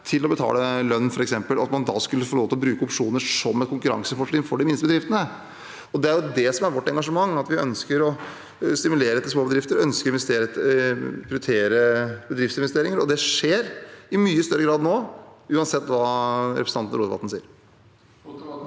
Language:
Norwegian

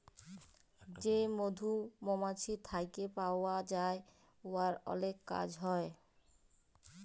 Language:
Bangla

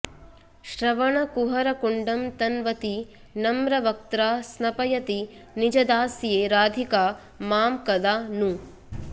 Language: Sanskrit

